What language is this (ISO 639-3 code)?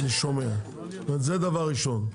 heb